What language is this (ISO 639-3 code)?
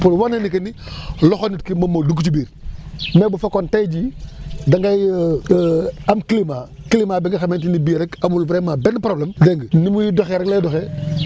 wol